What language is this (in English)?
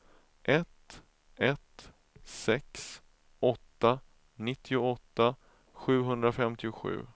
Swedish